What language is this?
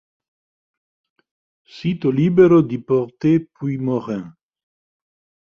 Italian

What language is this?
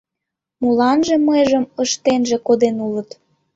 Mari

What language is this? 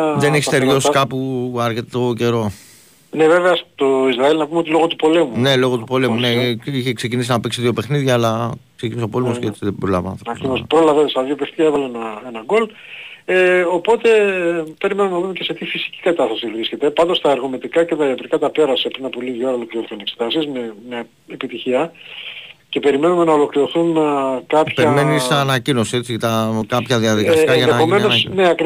Greek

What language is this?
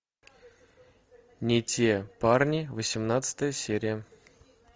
Russian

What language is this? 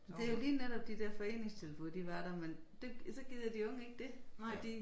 Danish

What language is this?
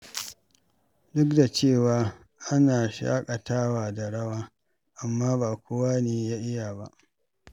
Hausa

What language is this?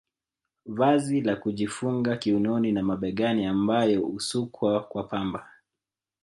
Swahili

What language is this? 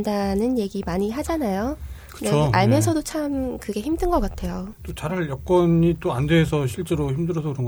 Korean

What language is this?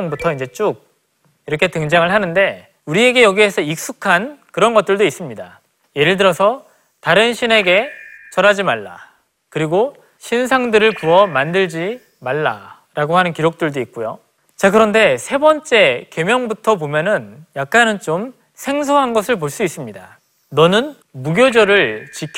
Korean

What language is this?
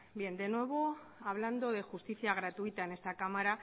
Spanish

